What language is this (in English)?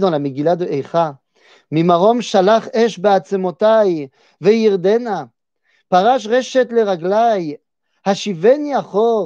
French